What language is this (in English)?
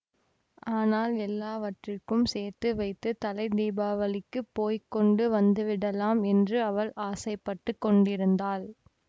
Tamil